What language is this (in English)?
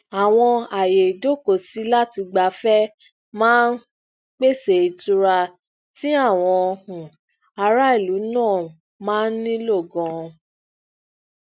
Yoruba